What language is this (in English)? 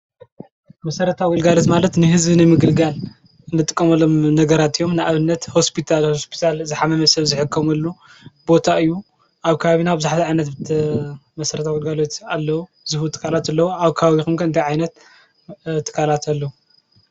Tigrinya